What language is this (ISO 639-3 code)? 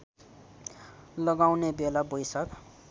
nep